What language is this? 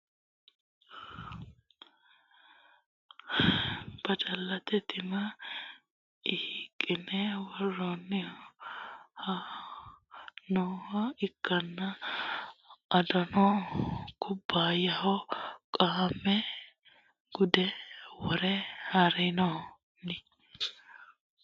Sidamo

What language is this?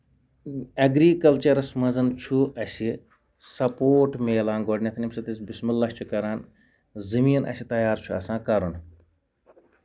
Kashmiri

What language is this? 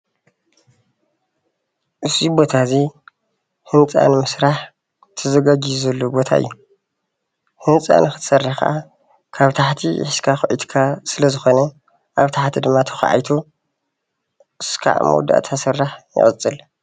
Tigrinya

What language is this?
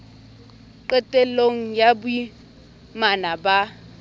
Southern Sotho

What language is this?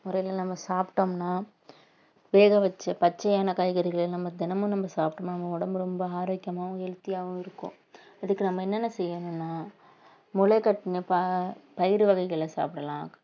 Tamil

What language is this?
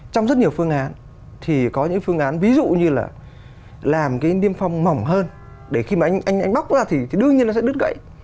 Vietnamese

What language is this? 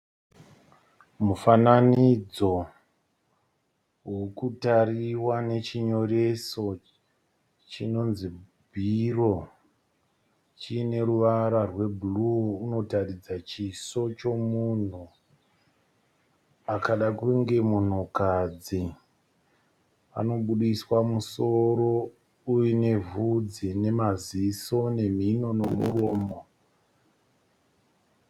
Shona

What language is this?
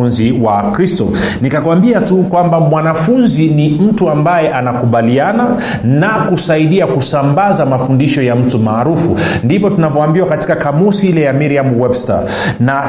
Swahili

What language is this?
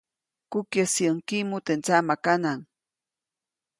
Copainalá Zoque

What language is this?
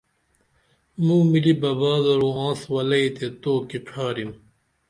Dameli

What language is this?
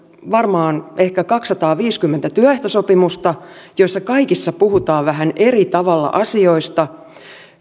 Finnish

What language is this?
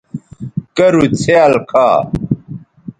Bateri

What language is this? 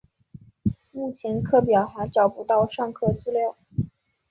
Chinese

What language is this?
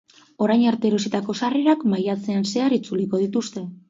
Basque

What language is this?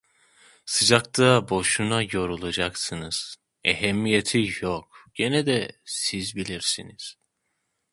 Turkish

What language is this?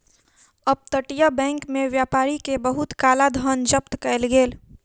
Maithili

